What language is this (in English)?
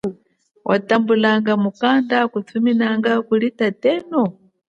Chokwe